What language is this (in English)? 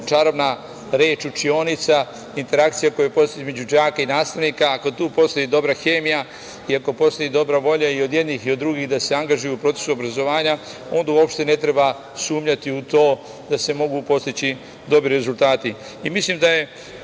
Serbian